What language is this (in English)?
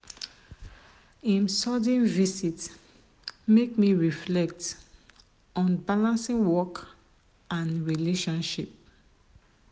Nigerian Pidgin